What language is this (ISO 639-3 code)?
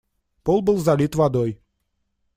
rus